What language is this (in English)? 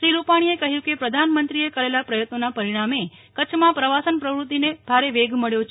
Gujarati